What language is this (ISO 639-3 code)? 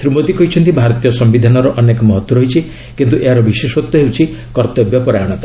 ori